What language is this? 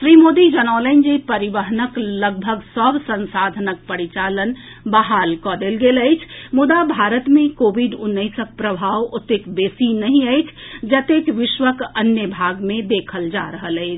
Maithili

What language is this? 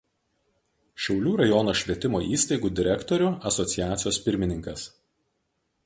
Lithuanian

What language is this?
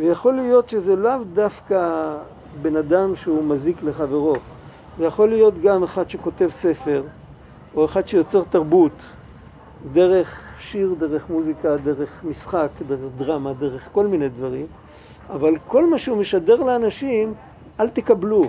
Hebrew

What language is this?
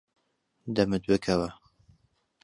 Central Kurdish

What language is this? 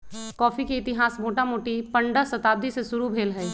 Magahi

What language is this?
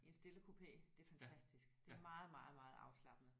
Danish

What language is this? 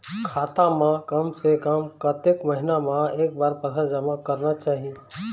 Chhattisgarhi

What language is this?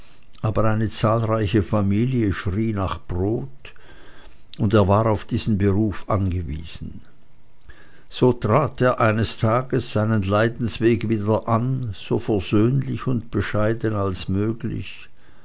German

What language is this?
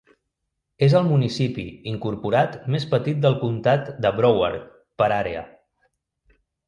Catalan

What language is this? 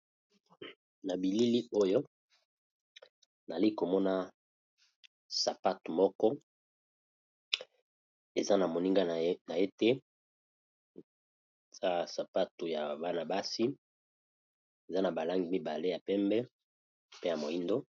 Lingala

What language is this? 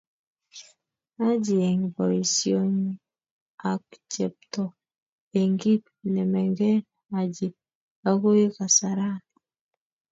Kalenjin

